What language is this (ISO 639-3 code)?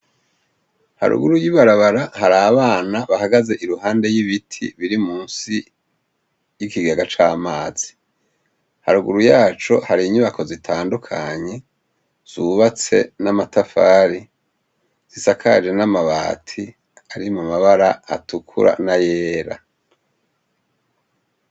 run